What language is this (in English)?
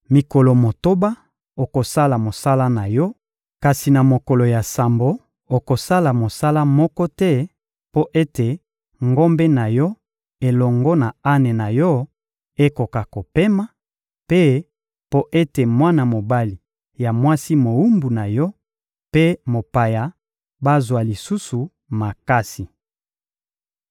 Lingala